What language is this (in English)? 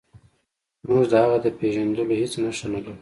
Pashto